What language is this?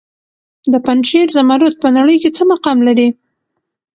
Pashto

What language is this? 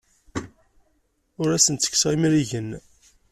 Kabyle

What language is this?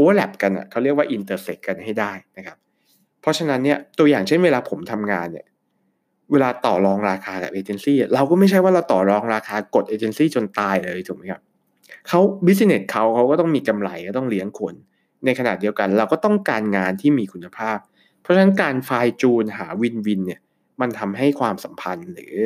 Thai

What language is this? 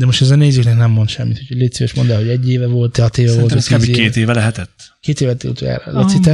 Hungarian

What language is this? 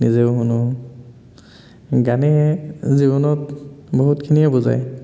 Assamese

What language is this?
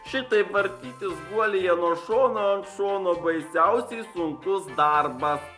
Lithuanian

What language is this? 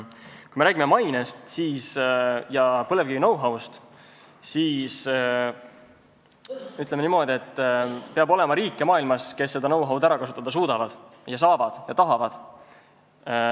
Estonian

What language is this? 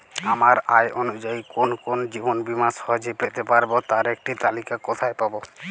Bangla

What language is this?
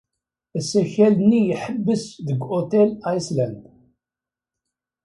Kabyle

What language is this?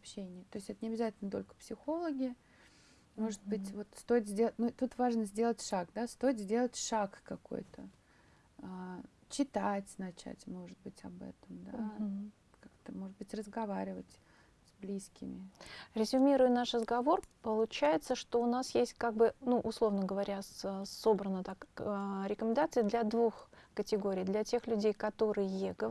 Russian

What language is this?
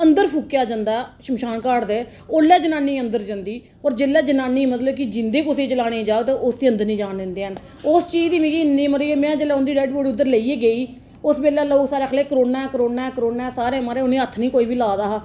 Dogri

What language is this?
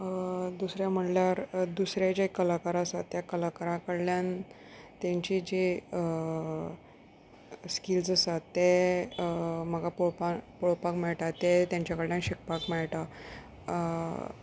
Konkani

